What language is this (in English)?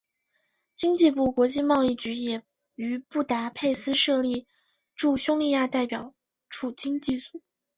Chinese